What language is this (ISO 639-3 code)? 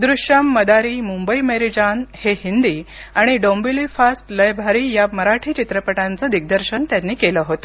mar